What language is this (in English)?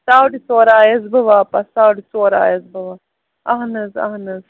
Kashmiri